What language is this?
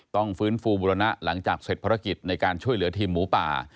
Thai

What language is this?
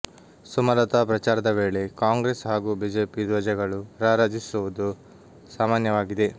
Kannada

